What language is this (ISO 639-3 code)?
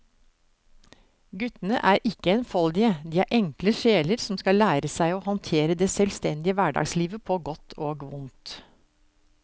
nor